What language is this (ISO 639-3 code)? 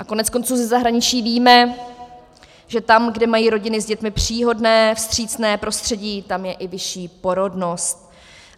ces